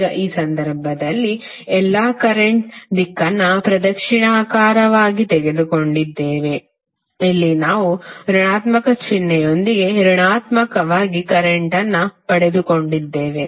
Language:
Kannada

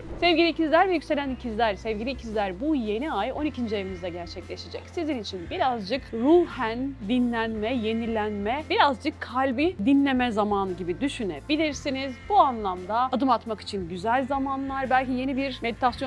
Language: Turkish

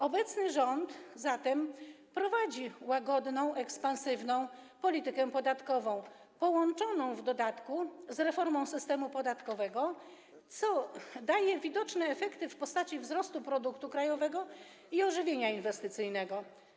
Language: Polish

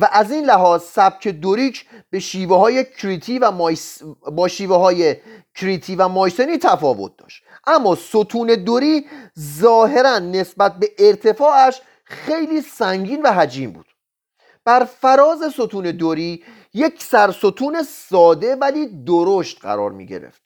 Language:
Persian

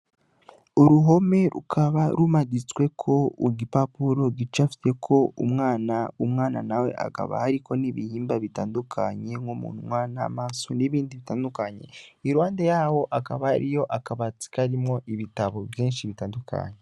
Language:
Rundi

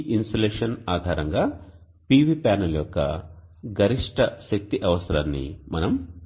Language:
Telugu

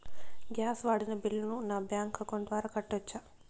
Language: Telugu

